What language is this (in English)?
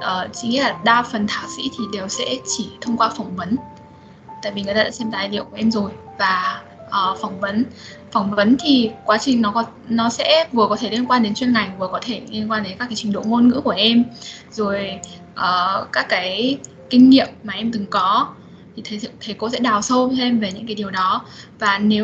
Vietnamese